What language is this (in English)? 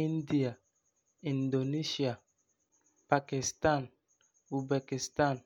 Frafra